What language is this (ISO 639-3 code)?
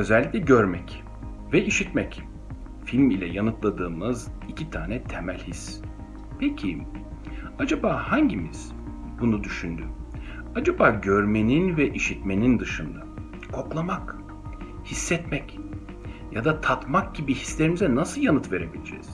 tur